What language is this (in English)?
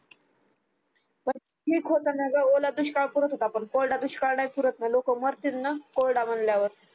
Marathi